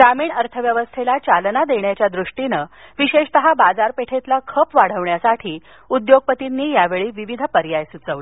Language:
Marathi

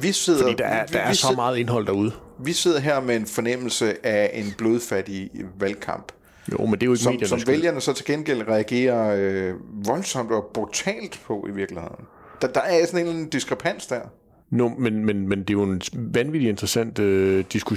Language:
Danish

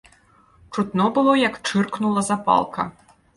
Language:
Belarusian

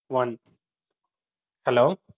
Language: Tamil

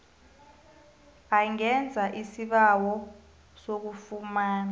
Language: South Ndebele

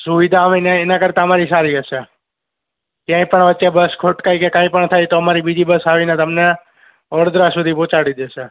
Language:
Gujarati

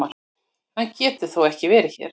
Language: Icelandic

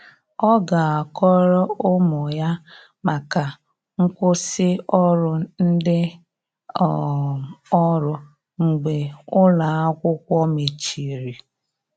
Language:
Igbo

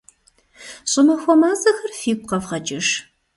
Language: Kabardian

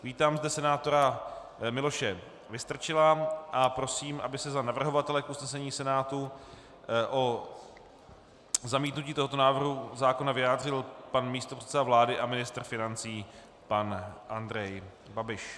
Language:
Czech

